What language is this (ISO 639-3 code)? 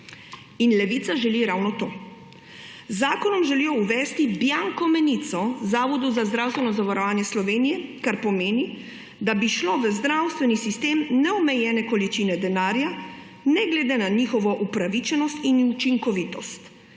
slv